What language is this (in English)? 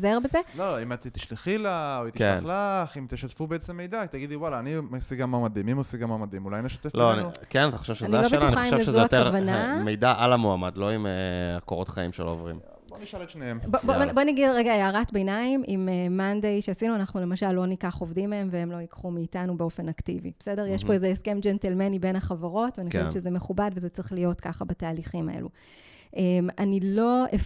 Hebrew